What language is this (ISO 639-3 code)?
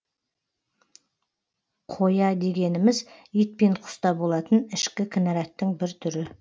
kaz